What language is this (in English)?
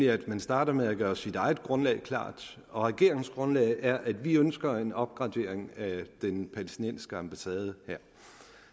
Danish